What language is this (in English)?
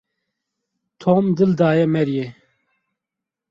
Kurdish